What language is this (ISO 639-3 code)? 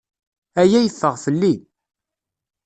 kab